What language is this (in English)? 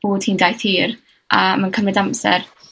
Welsh